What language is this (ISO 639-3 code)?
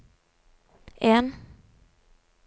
nor